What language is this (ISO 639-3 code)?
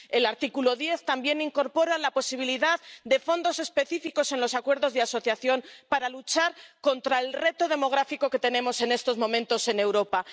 spa